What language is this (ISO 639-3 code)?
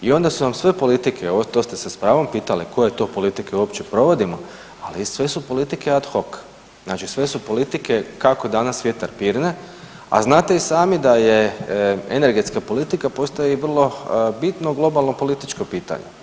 hrv